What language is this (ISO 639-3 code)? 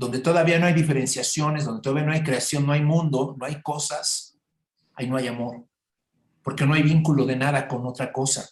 spa